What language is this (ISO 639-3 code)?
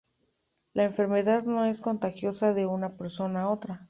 spa